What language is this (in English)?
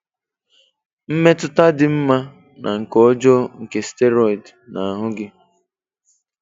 Igbo